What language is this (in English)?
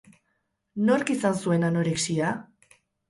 Basque